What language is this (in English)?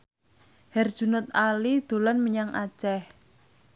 Javanese